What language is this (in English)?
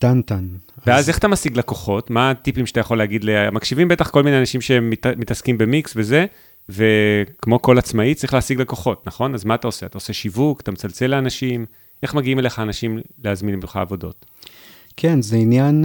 Hebrew